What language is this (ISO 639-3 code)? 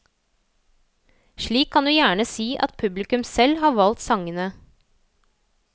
nor